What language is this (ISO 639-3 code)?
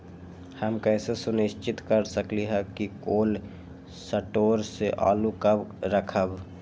mag